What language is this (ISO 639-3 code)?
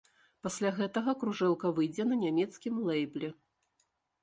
bel